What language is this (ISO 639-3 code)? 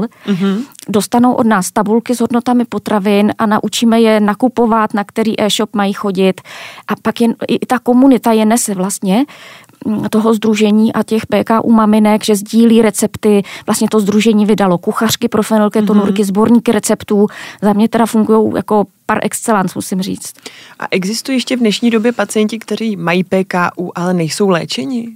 ces